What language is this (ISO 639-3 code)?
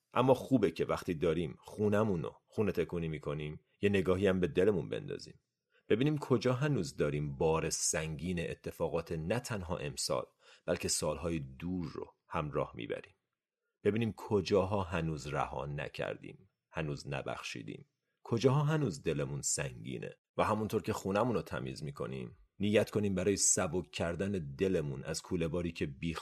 fas